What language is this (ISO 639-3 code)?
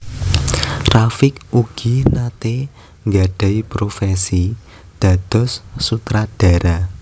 jav